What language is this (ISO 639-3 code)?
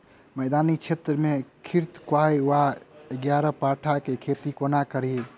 mai